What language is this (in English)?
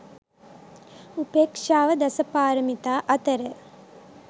Sinhala